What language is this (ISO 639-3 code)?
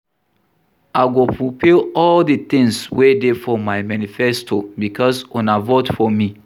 pcm